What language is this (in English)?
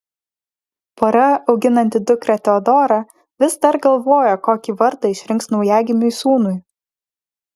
Lithuanian